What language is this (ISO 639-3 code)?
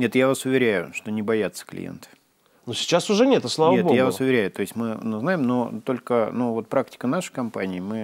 rus